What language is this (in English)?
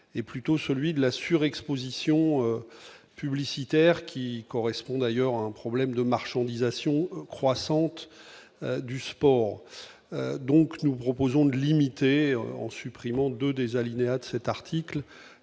French